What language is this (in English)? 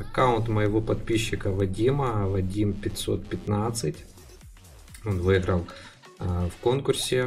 Russian